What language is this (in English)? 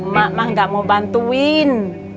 Indonesian